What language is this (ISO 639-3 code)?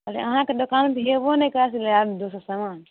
mai